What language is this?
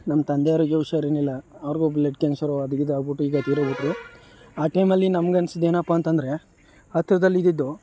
Kannada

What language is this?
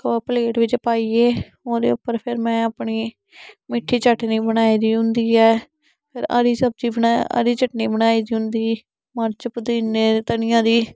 Dogri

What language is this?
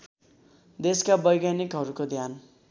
Nepali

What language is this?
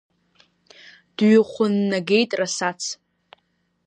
Abkhazian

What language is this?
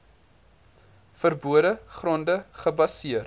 Afrikaans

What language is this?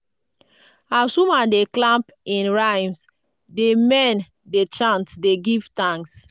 Nigerian Pidgin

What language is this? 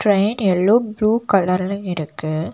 Tamil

